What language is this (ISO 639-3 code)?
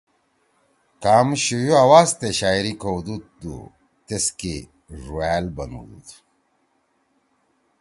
trw